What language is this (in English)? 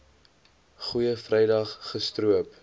Afrikaans